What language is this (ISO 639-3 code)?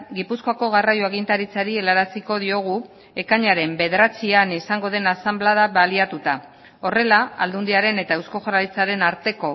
eus